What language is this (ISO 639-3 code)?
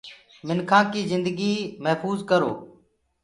ggg